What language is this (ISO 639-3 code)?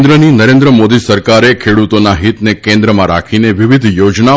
guj